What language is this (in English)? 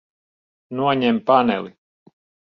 Latvian